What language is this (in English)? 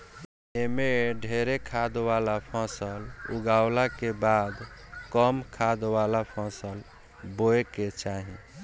Bhojpuri